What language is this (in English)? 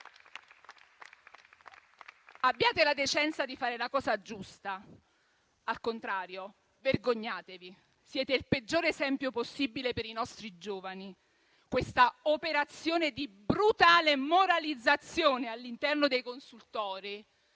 Italian